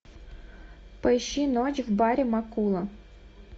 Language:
Russian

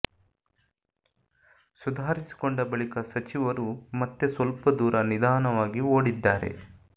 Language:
Kannada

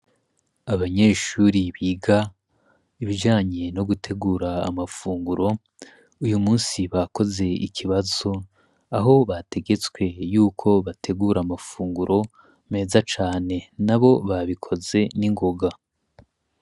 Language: Rundi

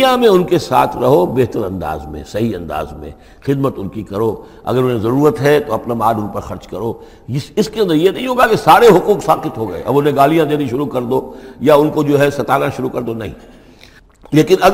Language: Urdu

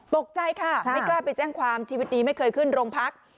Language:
Thai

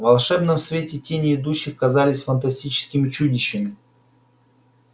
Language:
Russian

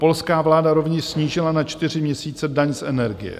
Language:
Czech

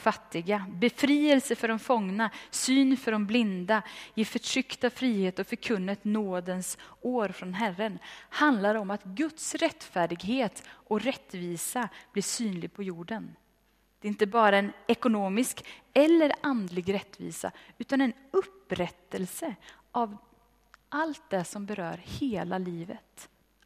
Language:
Swedish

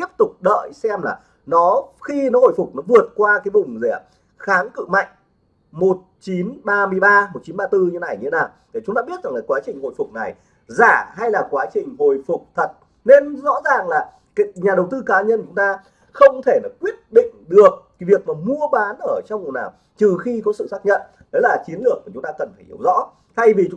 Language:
Vietnamese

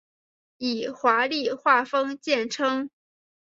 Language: Chinese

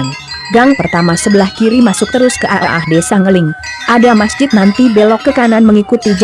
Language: Indonesian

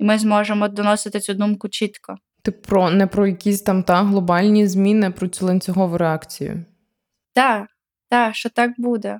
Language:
Ukrainian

